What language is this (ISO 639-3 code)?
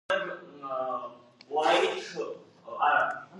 kat